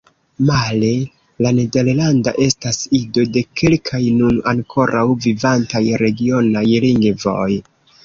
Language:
Esperanto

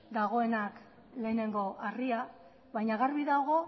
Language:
Basque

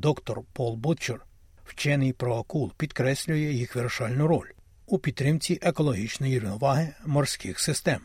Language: Ukrainian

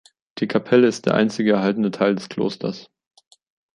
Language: German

